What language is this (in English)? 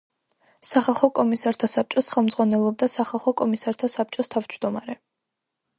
Georgian